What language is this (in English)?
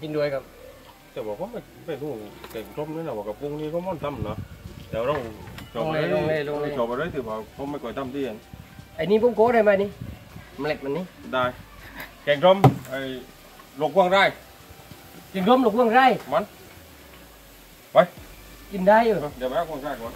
Thai